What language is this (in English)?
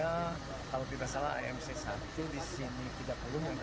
Indonesian